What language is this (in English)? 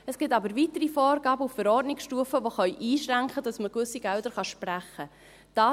Swiss German